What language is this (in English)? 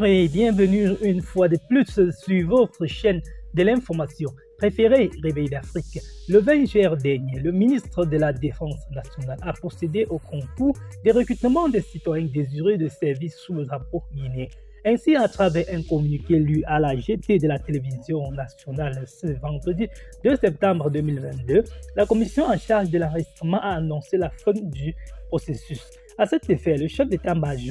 French